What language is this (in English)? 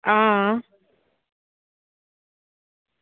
Dogri